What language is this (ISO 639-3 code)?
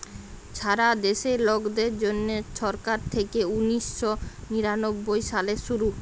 ben